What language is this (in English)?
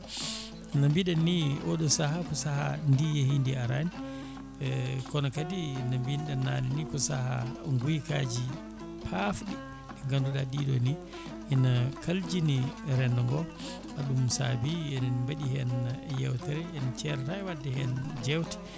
Fula